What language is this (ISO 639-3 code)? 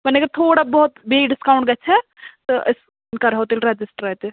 kas